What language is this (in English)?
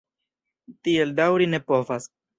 Esperanto